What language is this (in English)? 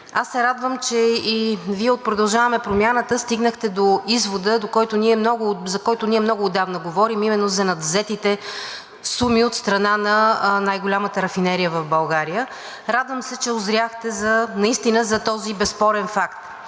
Bulgarian